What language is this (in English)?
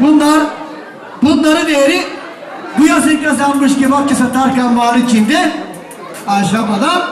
Turkish